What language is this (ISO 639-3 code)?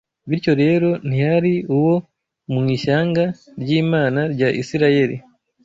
kin